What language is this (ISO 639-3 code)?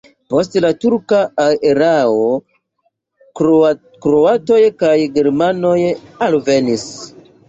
epo